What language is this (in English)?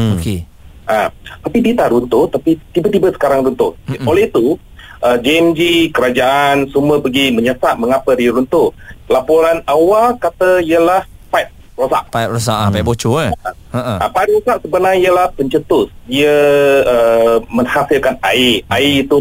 Malay